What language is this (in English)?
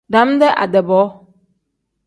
Tem